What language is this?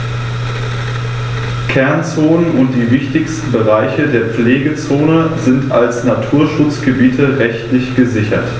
German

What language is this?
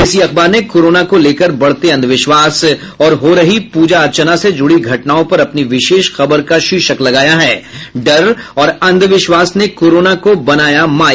Hindi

